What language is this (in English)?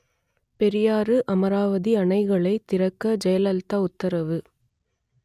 Tamil